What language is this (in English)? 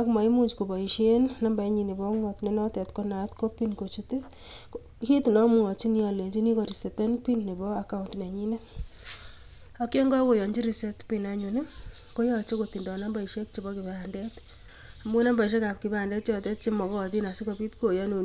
Kalenjin